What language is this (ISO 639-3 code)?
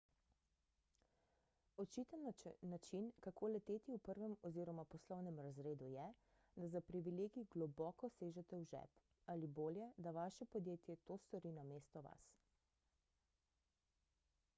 slv